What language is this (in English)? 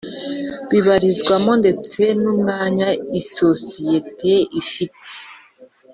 Kinyarwanda